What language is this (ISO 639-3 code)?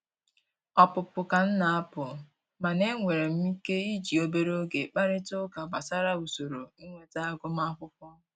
ibo